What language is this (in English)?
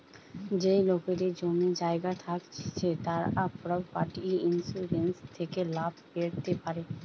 Bangla